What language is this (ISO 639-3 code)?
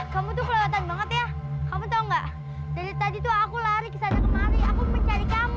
ind